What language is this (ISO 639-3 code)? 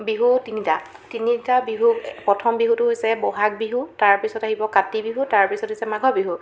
asm